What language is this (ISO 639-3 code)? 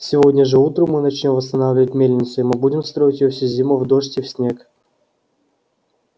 rus